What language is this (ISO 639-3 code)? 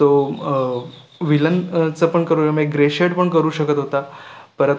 mar